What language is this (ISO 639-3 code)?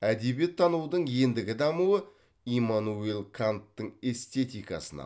kaz